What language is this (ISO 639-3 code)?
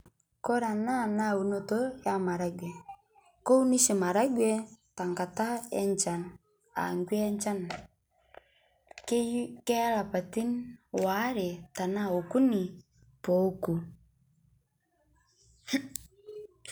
mas